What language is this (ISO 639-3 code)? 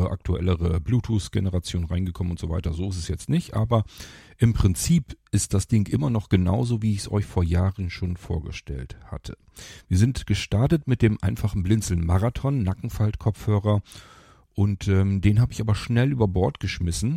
deu